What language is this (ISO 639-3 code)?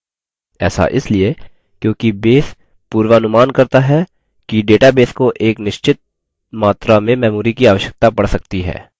hin